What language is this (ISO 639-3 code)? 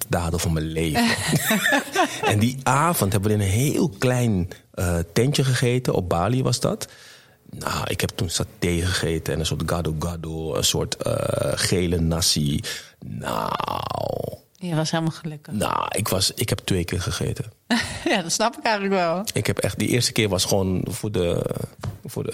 nld